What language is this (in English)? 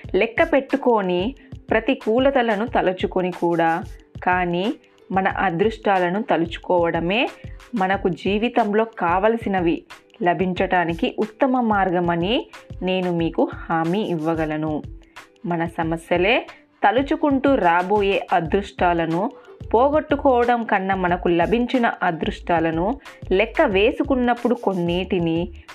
Telugu